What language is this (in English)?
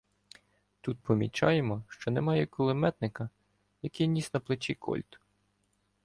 Ukrainian